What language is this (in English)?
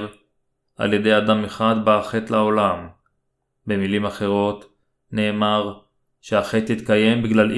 Hebrew